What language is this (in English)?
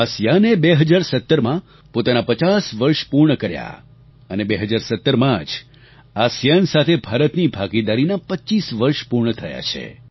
Gujarati